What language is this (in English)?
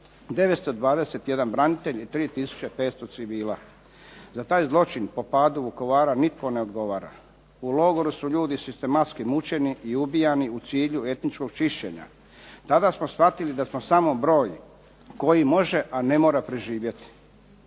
Croatian